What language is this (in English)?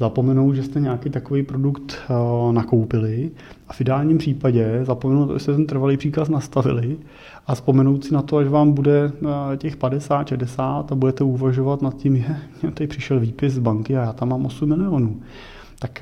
Czech